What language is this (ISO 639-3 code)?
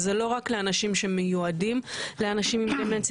heb